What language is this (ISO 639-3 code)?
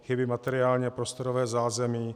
ces